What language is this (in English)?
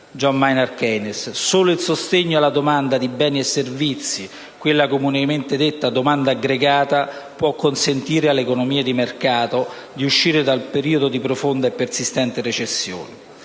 Italian